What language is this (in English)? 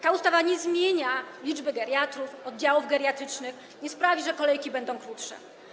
Polish